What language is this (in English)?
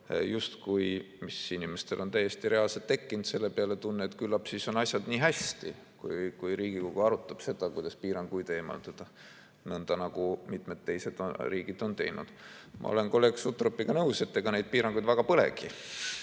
Estonian